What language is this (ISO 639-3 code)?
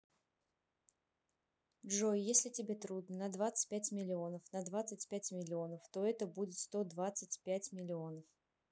rus